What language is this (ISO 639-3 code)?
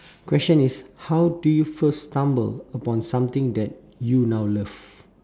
eng